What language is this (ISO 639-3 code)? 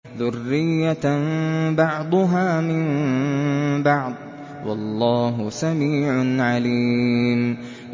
ara